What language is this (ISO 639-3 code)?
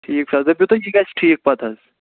kas